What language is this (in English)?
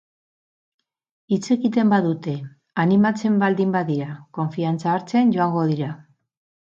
Basque